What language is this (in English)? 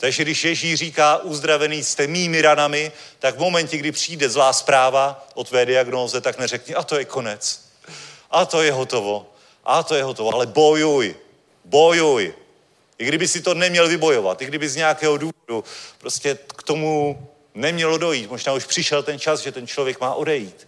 Czech